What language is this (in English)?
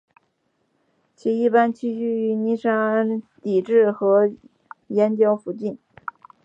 Chinese